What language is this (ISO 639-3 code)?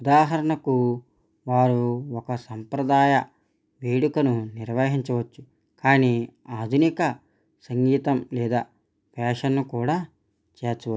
tel